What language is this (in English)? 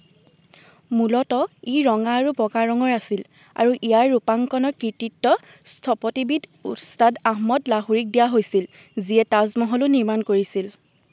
Assamese